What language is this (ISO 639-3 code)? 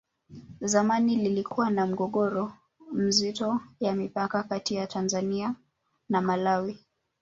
swa